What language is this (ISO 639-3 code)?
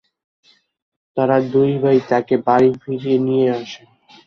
ben